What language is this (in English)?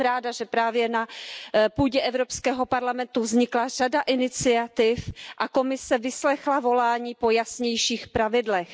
Czech